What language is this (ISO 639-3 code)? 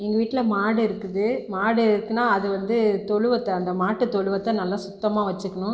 tam